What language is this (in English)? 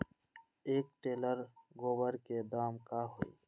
Magahi